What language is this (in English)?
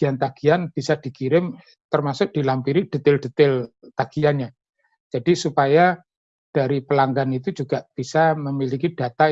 Indonesian